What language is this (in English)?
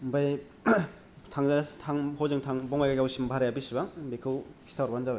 Bodo